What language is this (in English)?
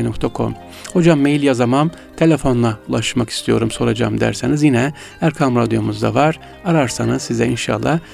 Turkish